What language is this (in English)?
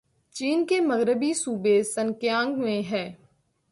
Urdu